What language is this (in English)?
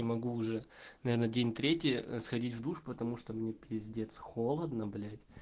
Russian